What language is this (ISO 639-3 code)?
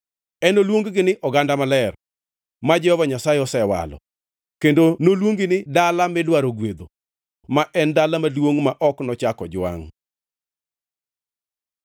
luo